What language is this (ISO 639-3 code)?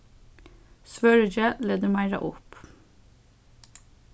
fao